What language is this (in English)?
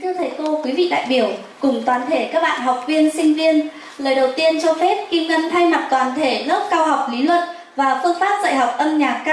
Vietnamese